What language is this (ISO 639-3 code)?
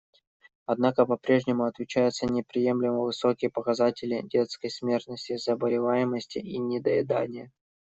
rus